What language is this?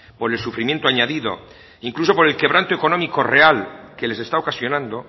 Spanish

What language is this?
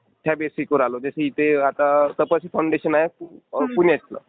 Marathi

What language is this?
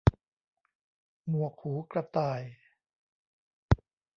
Thai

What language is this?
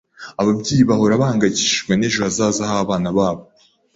Kinyarwanda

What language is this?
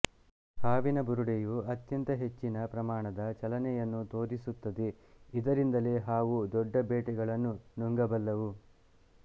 Kannada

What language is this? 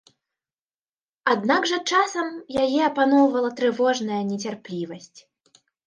Belarusian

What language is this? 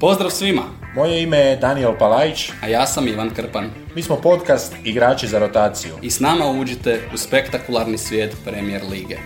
Croatian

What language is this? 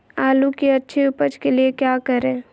Magahi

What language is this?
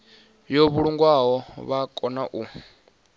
Venda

